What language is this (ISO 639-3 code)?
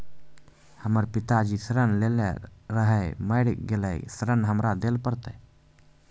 mai